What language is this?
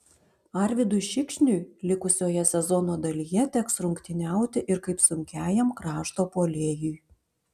Lithuanian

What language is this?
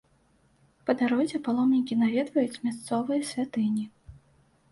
Belarusian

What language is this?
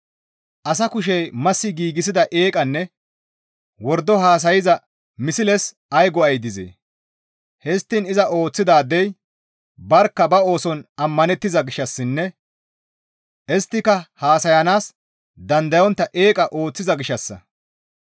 Gamo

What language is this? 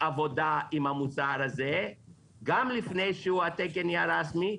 Hebrew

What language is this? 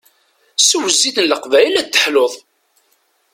Kabyle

